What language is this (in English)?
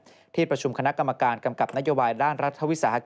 Thai